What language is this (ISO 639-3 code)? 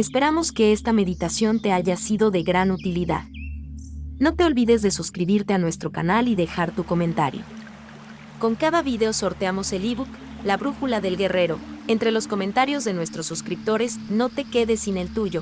spa